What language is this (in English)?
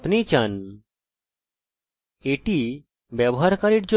Bangla